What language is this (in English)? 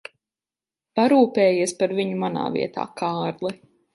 Latvian